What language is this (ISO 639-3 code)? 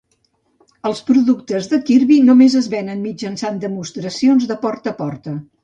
cat